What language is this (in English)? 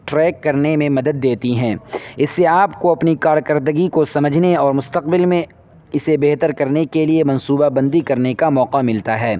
Urdu